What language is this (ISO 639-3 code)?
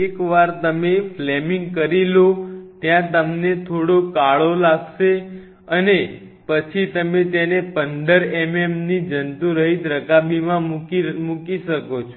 guj